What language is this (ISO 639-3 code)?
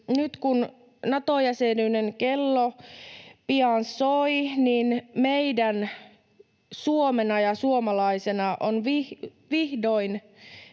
fin